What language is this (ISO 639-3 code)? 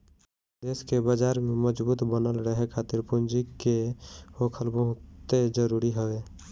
bho